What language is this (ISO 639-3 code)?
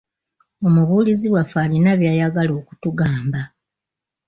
lug